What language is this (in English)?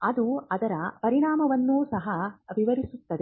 Kannada